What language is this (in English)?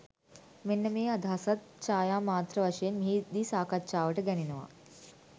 Sinhala